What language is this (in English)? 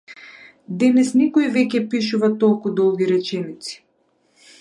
Macedonian